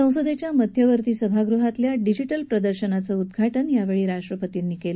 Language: Marathi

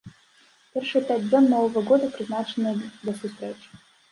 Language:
Belarusian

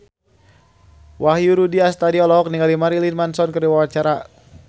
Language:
Sundanese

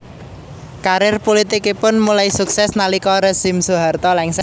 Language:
Javanese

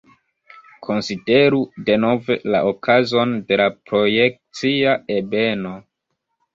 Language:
Esperanto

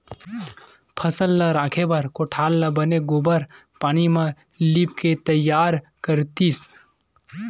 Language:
Chhattisgarhi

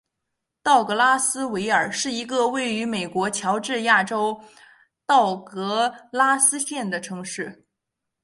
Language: Chinese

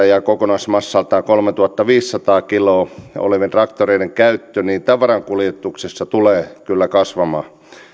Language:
Finnish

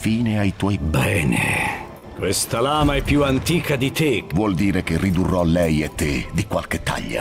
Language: Italian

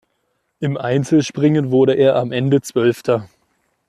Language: German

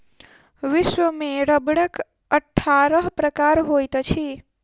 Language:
Maithili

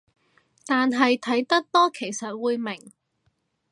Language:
Cantonese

